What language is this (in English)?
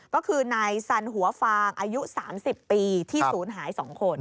Thai